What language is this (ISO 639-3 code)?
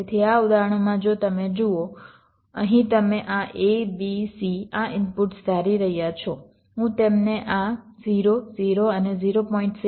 guj